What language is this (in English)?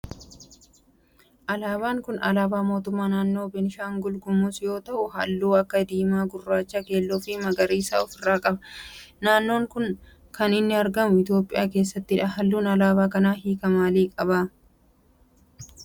Oromo